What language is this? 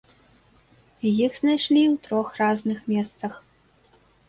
Belarusian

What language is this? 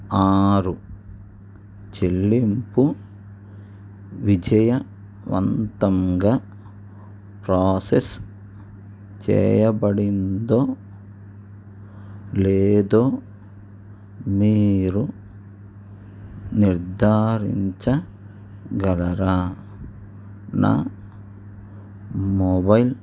Telugu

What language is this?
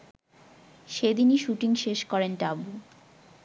Bangla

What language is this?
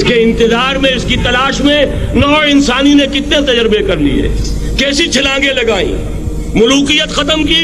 Urdu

